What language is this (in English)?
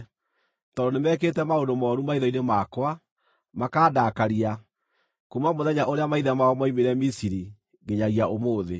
Kikuyu